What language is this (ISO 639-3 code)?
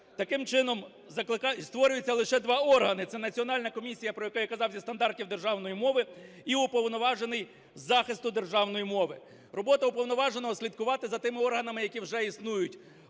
ukr